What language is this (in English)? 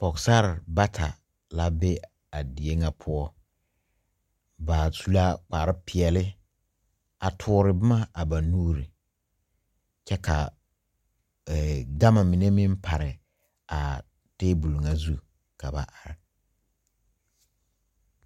Southern Dagaare